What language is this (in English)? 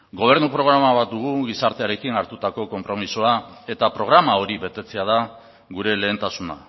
Basque